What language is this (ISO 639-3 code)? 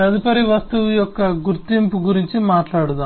tel